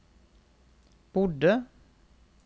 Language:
Norwegian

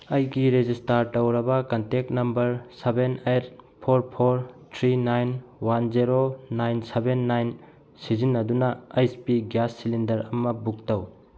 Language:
Manipuri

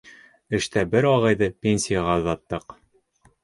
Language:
Bashkir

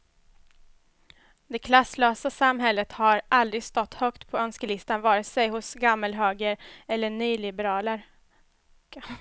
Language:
Swedish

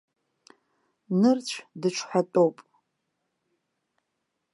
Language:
Abkhazian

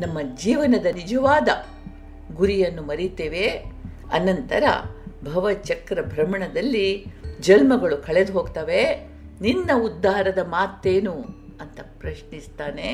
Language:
Kannada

